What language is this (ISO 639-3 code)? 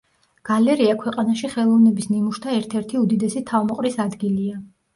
kat